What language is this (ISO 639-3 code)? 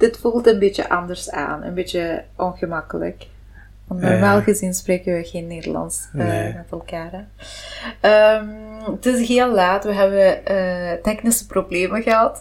nld